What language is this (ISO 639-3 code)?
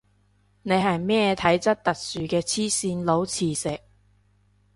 yue